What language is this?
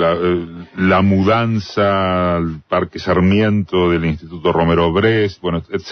Spanish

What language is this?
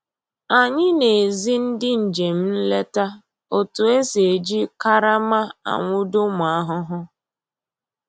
Igbo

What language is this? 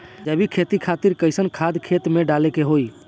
Bhojpuri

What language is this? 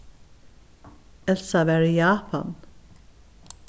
Faroese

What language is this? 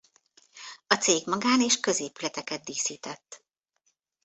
Hungarian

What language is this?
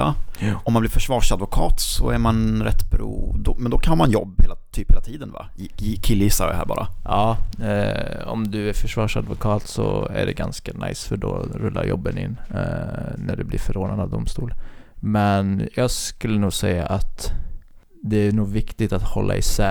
Swedish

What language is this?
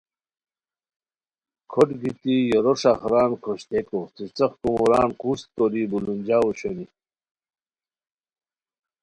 Khowar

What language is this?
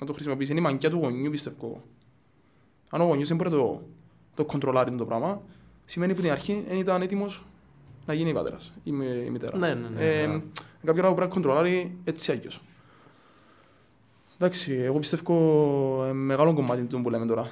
Greek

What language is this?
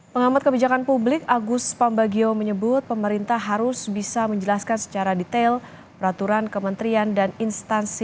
Indonesian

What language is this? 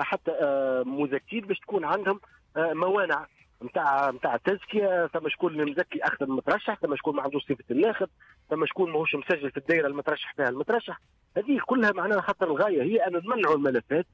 Arabic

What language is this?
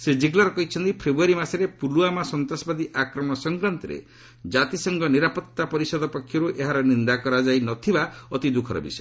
Odia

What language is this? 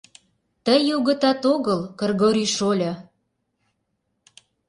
Mari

